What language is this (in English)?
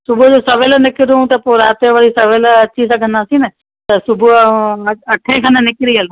Sindhi